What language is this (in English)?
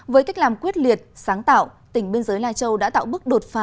Vietnamese